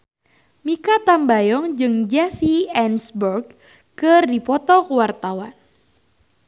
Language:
Sundanese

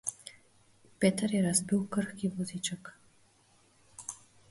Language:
Slovenian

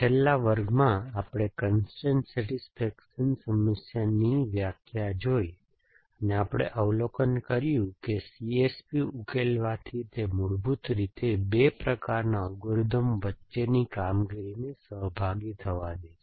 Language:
Gujarati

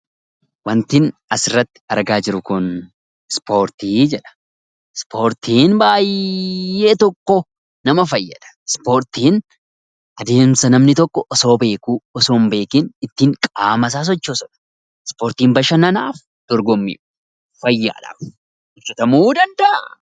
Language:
Oromo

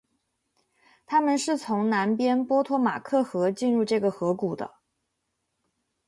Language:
Chinese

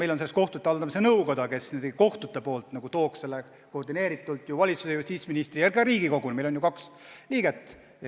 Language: Estonian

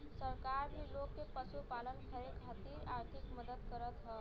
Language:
Bhojpuri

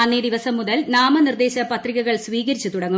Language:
Malayalam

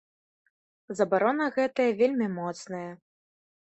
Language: Belarusian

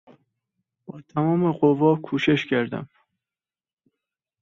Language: Persian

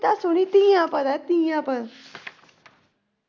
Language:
Punjabi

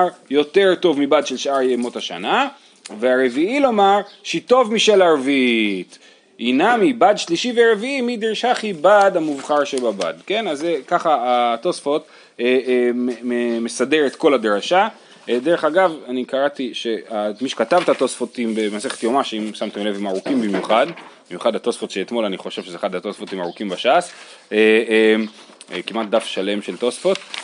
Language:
Hebrew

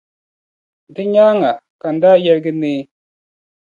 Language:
Dagbani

